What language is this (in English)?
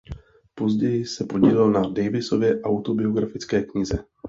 Czech